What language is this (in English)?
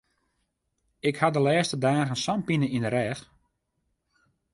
Western Frisian